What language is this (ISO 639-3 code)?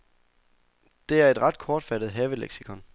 dan